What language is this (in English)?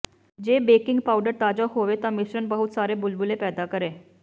Punjabi